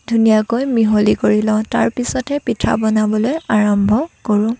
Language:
Assamese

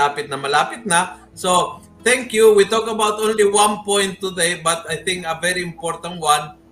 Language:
Filipino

